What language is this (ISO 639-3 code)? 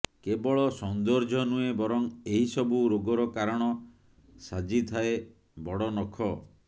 ori